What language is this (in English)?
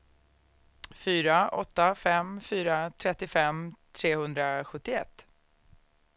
Swedish